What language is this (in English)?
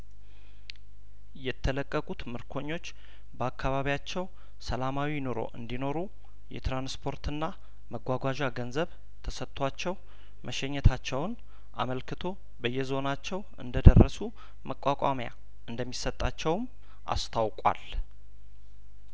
Amharic